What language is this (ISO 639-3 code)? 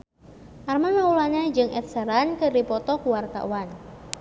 sun